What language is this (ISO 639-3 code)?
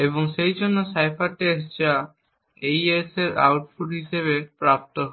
ben